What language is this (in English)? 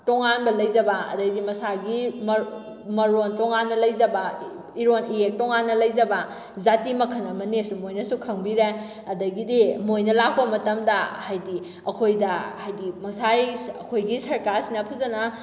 Manipuri